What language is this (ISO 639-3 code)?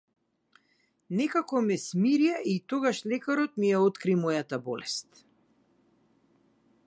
mkd